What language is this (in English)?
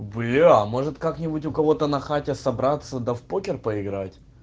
Russian